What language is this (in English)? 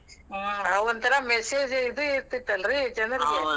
Kannada